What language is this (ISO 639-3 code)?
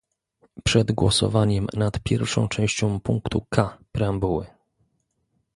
pol